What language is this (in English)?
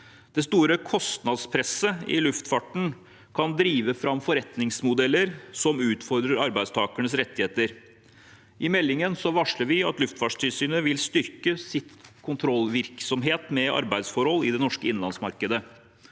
Norwegian